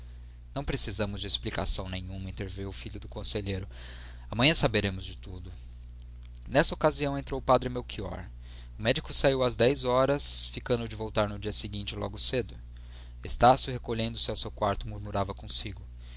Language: Portuguese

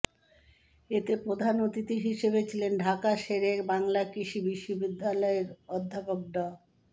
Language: Bangla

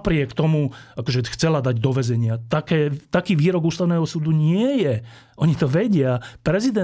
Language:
Slovak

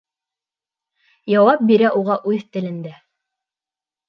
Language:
Bashkir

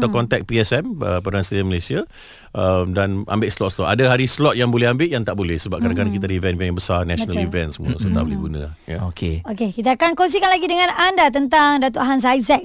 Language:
Malay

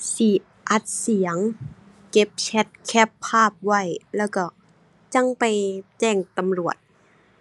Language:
Thai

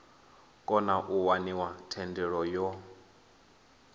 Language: Venda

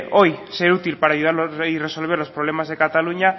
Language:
Spanish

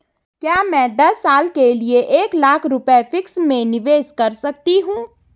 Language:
Hindi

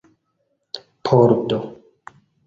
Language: Esperanto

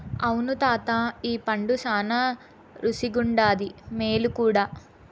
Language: Telugu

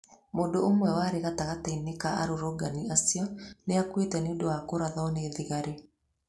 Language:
Kikuyu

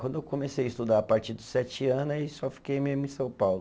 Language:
Portuguese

